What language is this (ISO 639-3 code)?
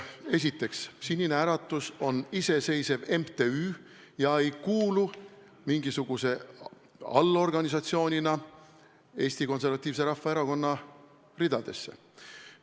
est